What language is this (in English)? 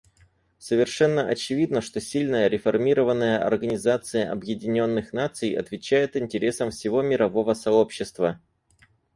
Russian